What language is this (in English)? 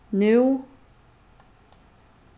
Faroese